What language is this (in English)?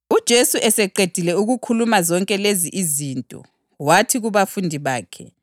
North Ndebele